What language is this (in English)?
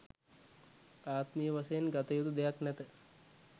Sinhala